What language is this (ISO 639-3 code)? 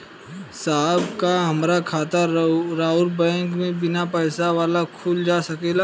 bho